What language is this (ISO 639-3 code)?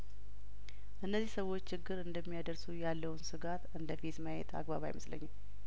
amh